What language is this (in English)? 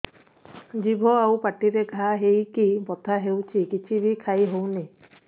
Odia